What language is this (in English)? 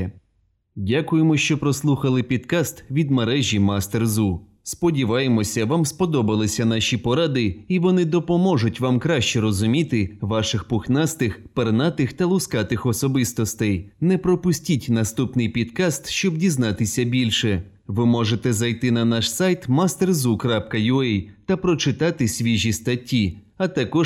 Ukrainian